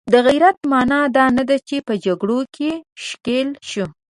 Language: Pashto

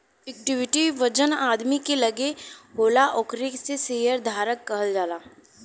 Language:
Bhojpuri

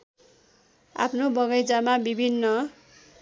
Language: Nepali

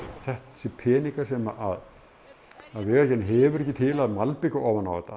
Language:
Icelandic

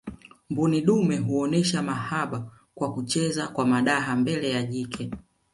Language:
Swahili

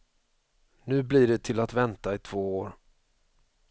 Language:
Swedish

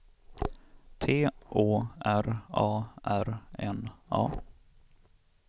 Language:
Swedish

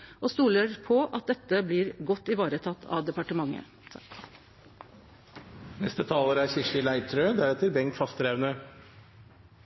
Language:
Norwegian Nynorsk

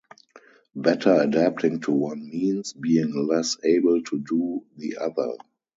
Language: English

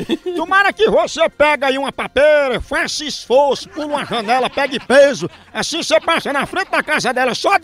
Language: Portuguese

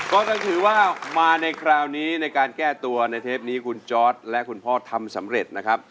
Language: Thai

